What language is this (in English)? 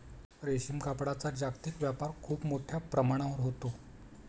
Marathi